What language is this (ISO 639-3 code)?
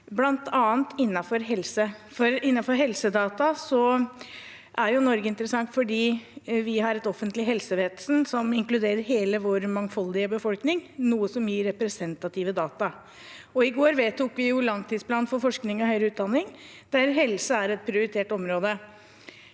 nor